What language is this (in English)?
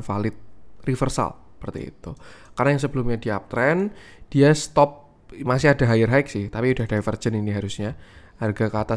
Indonesian